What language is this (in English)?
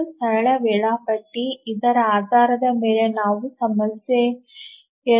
Kannada